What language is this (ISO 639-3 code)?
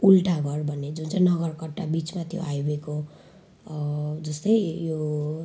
nep